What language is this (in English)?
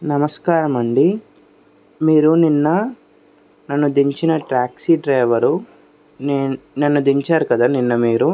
Telugu